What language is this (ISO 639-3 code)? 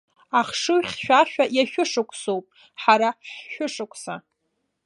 abk